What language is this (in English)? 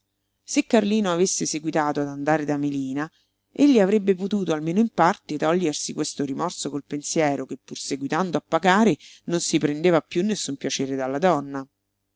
Italian